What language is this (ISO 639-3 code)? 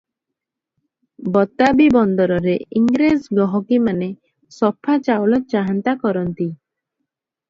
ori